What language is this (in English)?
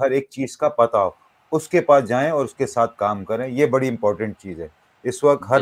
Hindi